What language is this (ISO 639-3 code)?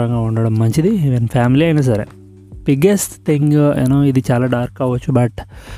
tel